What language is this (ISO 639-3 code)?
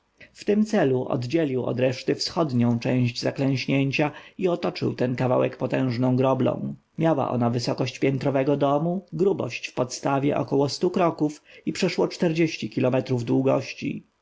pol